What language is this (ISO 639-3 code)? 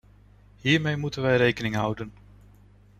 nld